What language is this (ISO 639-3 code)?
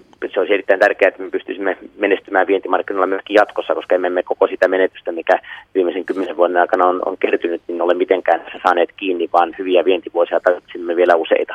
fin